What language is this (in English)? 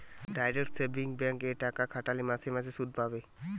Bangla